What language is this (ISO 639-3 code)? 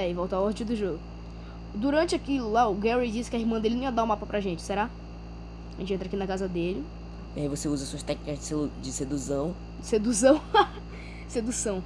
por